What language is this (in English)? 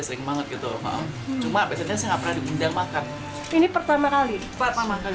Indonesian